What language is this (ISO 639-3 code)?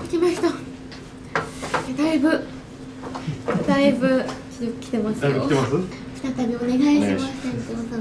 jpn